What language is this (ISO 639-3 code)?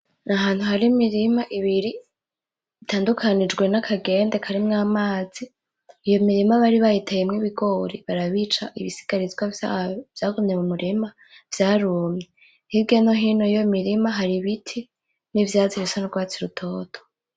run